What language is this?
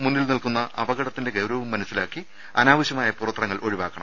Malayalam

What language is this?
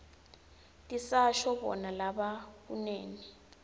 Swati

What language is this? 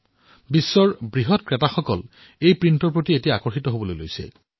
Assamese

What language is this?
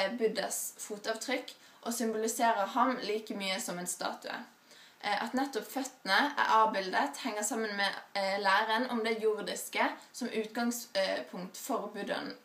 Norwegian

